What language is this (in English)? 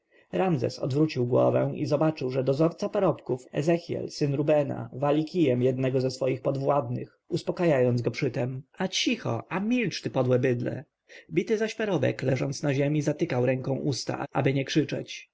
Polish